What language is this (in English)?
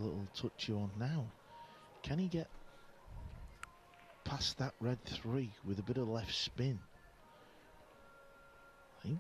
Vietnamese